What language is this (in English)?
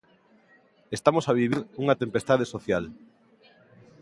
Galician